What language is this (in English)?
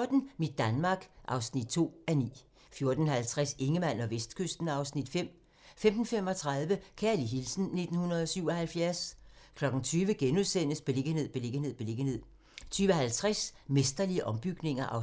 Danish